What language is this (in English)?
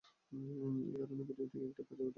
Bangla